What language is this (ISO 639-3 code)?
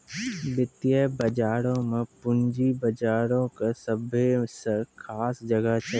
mai